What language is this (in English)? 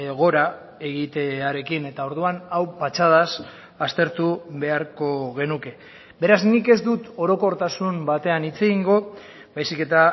Basque